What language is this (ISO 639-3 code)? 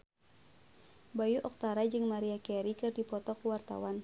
sun